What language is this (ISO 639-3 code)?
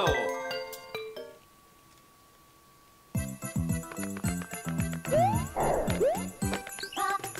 deu